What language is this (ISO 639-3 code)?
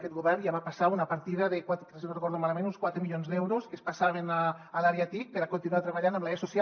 cat